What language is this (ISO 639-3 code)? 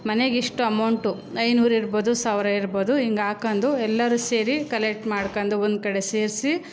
kan